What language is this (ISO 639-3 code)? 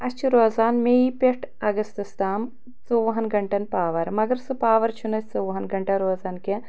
kas